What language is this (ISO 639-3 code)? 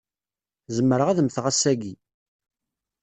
kab